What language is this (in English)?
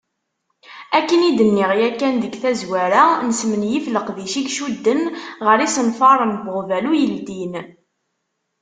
Kabyle